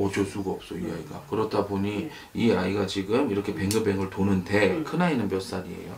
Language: Korean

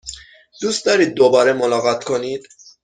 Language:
Persian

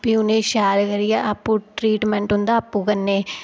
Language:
Dogri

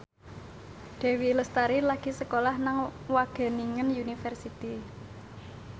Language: Javanese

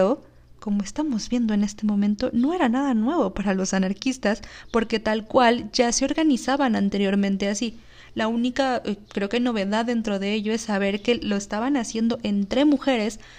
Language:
Spanish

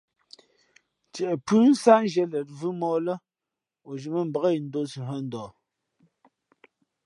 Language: Fe'fe'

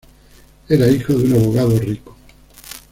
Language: Spanish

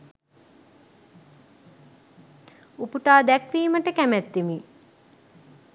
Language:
Sinhala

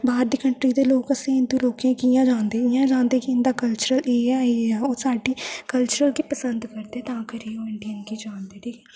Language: Dogri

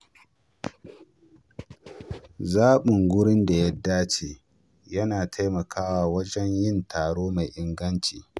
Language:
Hausa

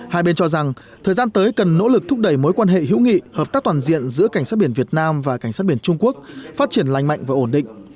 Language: Vietnamese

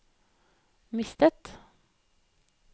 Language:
Norwegian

